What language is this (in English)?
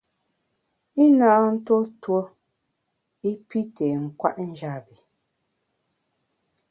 Bamun